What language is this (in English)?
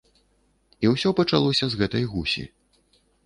Belarusian